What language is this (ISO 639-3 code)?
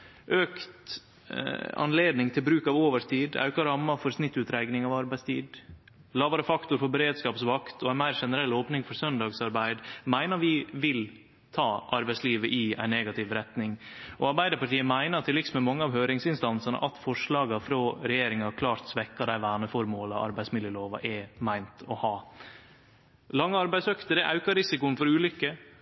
nno